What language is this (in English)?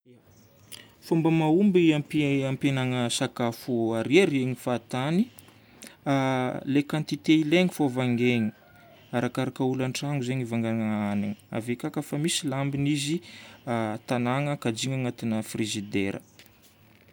Northern Betsimisaraka Malagasy